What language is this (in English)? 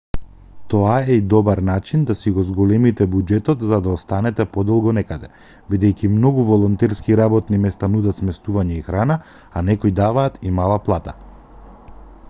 Macedonian